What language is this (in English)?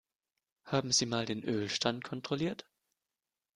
German